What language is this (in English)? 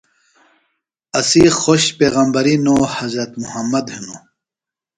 Phalura